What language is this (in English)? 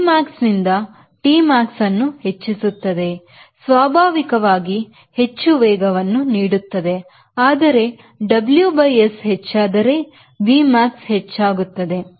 Kannada